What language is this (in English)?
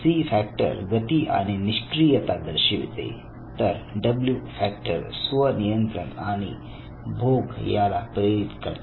Marathi